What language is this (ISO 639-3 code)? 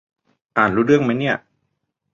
tha